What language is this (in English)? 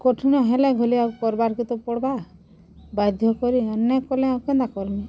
Odia